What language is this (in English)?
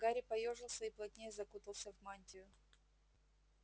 Russian